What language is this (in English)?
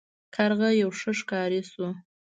Pashto